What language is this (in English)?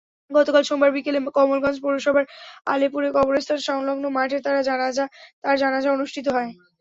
Bangla